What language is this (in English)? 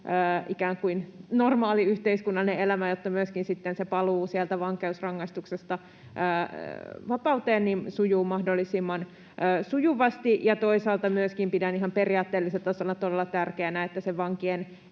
Finnish